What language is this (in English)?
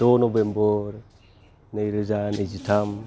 Bodo